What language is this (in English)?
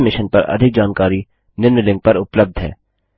Hindi